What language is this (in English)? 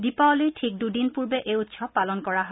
Assamese